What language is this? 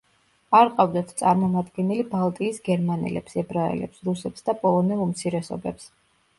Georgian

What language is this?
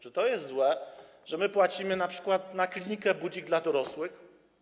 Polish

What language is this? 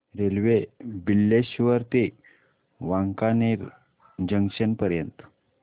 Marathi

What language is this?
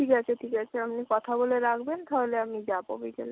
Bangla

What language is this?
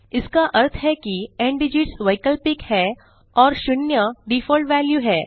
Hindi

